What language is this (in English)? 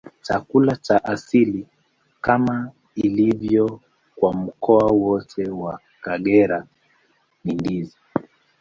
Swahili